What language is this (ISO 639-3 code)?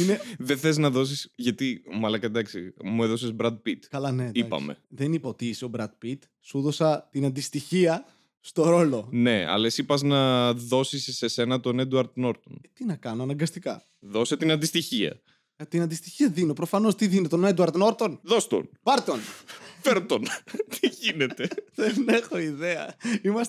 ell